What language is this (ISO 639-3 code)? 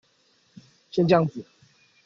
zho